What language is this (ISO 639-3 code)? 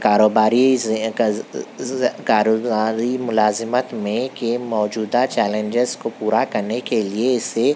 urd